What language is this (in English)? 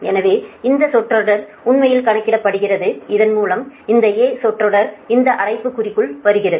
Tamil